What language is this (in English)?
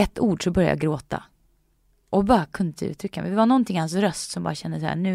Swedish